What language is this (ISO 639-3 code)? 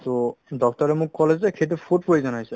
asm